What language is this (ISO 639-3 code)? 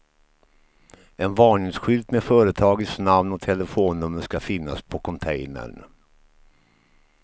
swe